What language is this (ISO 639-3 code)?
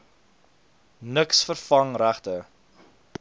afr